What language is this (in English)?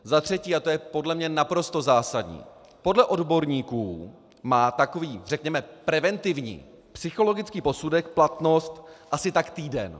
Czech